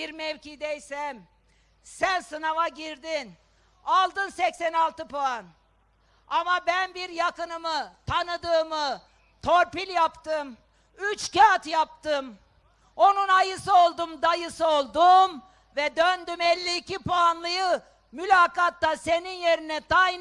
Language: Turkish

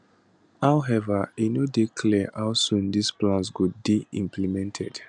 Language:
Nigerian Pidgin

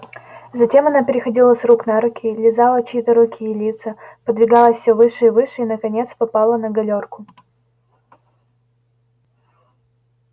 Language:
Russian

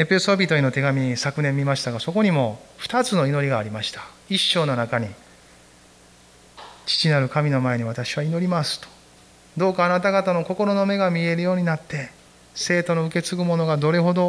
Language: Japanese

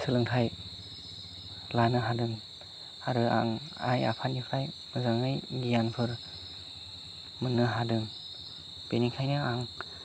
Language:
Bodo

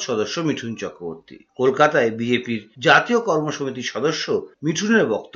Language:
Bangla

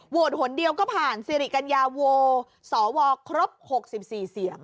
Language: Thai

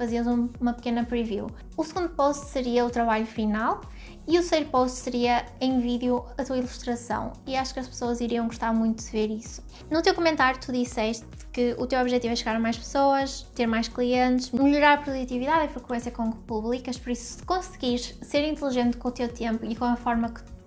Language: Portuguese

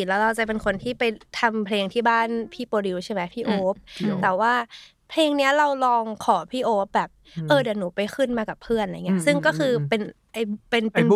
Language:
Thai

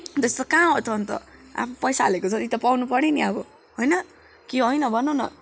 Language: Nepali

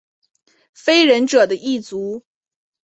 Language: Chinese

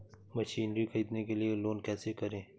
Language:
Hindi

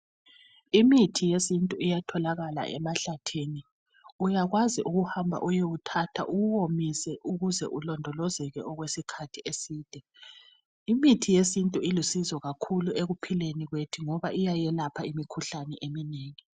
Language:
North Ndebele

